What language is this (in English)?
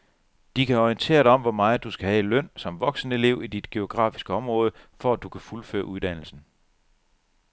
Danish